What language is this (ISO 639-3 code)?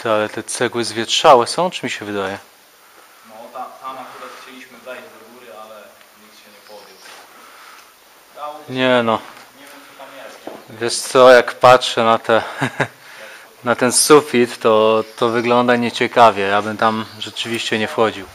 pol